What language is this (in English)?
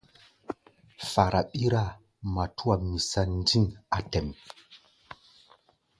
Gbaya